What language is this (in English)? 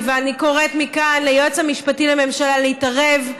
Hebrew